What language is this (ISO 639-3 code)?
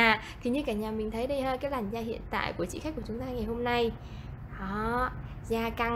vie